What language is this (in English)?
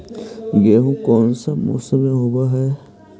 Magahi